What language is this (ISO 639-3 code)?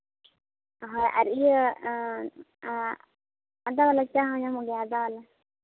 sat